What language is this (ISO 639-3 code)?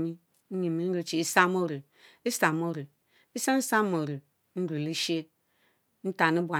mfo